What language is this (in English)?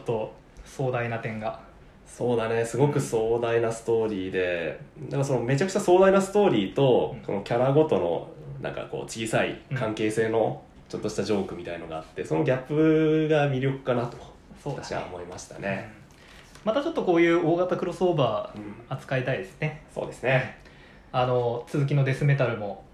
Japanese